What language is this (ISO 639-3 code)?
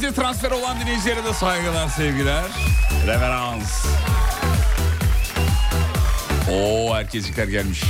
tur